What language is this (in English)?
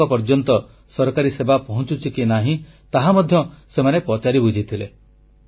Odia